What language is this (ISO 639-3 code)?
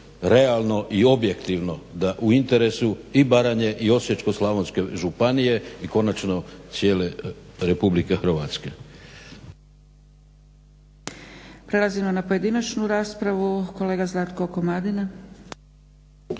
hrv